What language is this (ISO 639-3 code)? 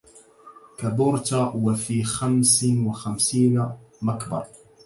ara